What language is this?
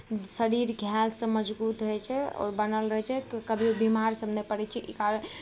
Maithili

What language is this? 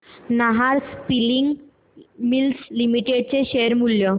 Marathi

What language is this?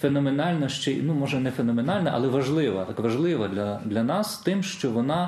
Ukrainian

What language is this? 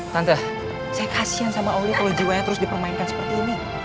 Indonesian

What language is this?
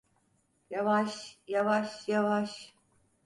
Turkish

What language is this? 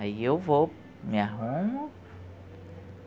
Portuguese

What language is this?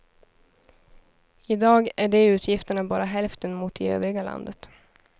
Swedish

